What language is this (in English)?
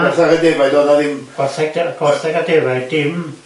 Welsh